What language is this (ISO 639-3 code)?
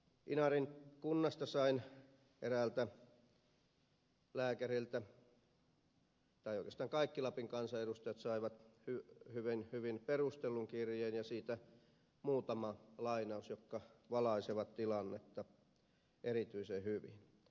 fin